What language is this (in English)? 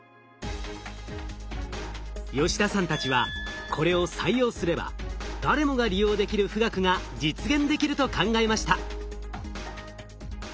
Japanese